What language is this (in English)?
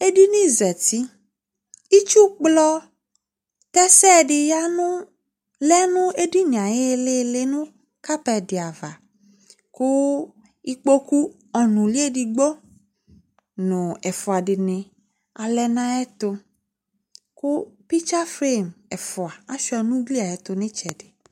Ikposo